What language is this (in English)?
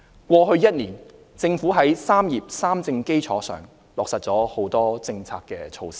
Cantonese